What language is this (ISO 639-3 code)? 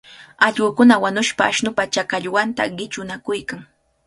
qvl